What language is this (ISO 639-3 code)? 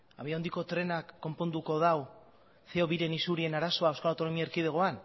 eus